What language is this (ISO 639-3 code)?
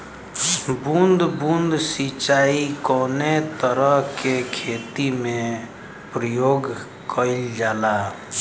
bho